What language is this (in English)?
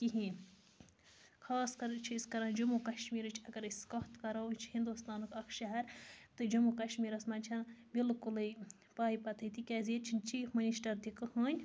Kashmiri